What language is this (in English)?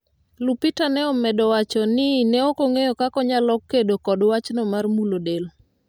Luo (Kenya and Tanzania)